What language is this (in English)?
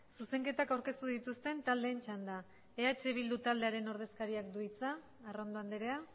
Basque